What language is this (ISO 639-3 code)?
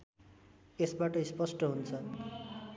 nep